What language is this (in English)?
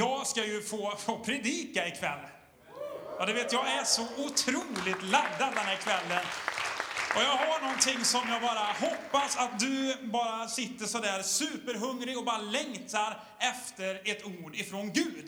Swedish